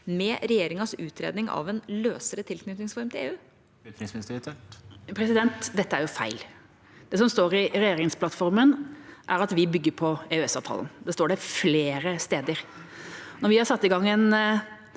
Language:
Norwegian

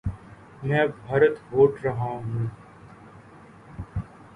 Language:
Urdu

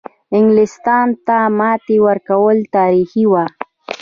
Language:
Pashto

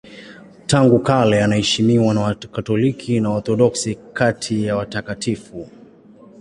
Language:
Swahili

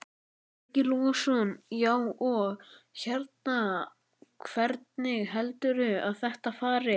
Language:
Icelandic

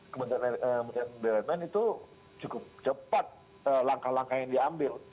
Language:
Indonesian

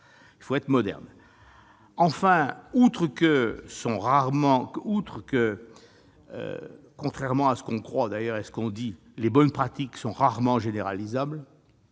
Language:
French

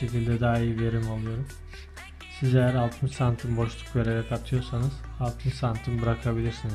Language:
Turkish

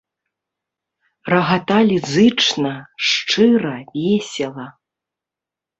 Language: Belarusian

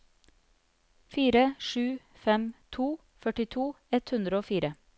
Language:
Norwegian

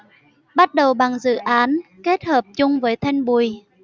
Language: Vietnamese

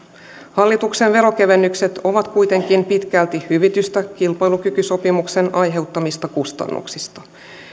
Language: Finnish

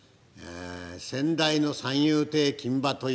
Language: Japanese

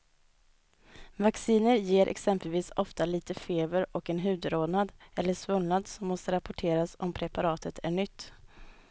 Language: Swedish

